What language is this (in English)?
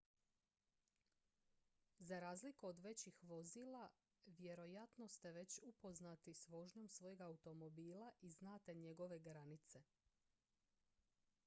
Croatian